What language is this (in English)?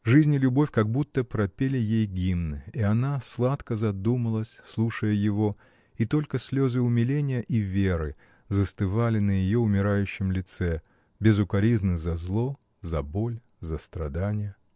Russian